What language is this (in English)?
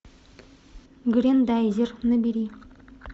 Russian